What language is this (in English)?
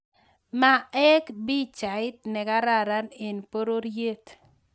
Kalenjin